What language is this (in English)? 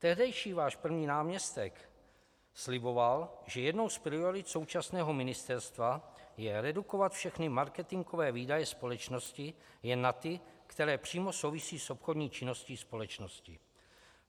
Czech